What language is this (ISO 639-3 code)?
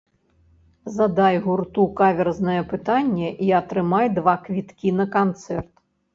bel